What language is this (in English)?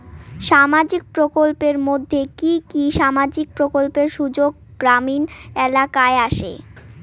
Bangla